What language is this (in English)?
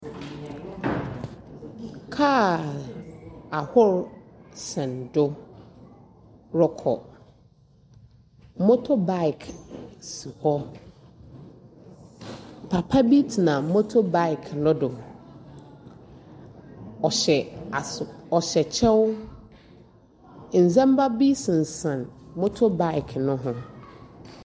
Akan